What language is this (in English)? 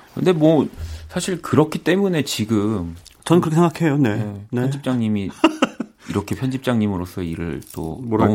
Korean